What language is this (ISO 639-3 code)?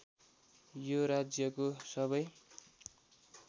nep